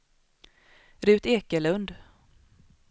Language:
Swedish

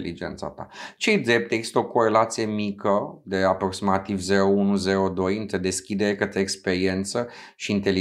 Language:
Romanian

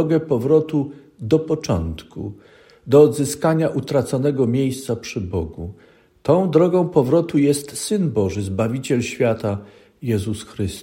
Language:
Polish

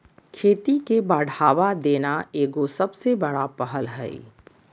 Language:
Magahi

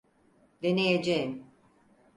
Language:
Turkish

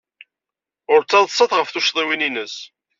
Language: Kabyle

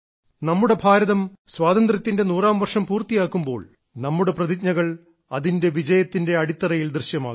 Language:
Malayalam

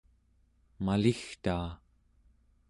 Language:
Central Yupik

